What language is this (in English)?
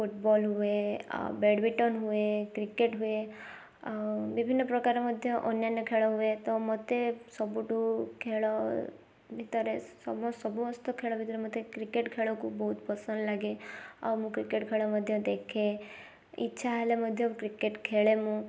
Odia